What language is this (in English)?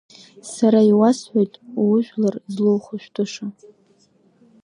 Abkhazian